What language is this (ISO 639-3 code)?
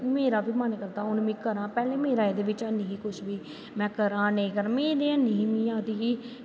doi